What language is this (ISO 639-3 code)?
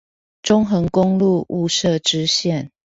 zho